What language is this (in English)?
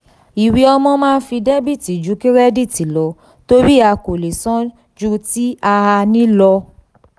Yoruba